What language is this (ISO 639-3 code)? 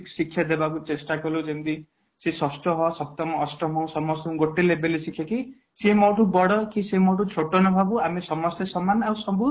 ori